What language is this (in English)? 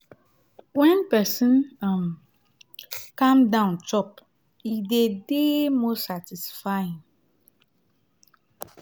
Nigerian Pidgin